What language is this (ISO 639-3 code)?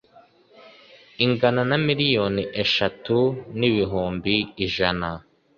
kin